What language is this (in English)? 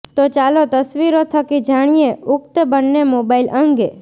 Gujarati